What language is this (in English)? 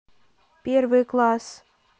Russian